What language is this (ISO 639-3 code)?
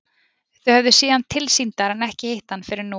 isl